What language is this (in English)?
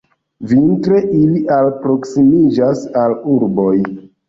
Esperanto